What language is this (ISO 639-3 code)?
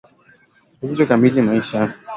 swa